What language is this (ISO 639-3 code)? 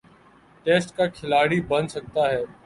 urd